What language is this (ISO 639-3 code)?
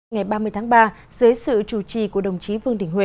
vie